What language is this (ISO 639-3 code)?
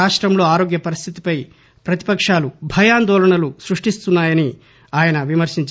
tel